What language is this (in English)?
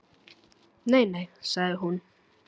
Icelandic